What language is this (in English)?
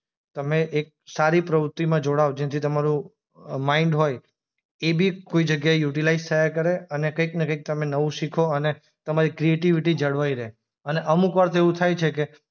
Gujarati